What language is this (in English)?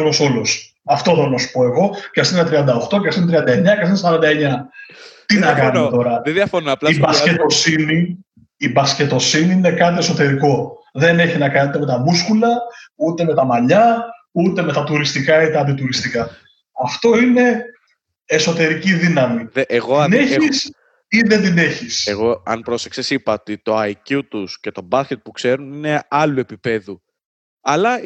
Greek